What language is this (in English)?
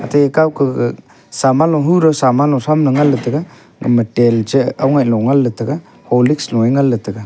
Wancho Naga